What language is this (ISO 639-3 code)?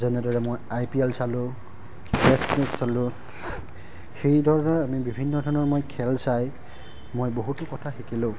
asm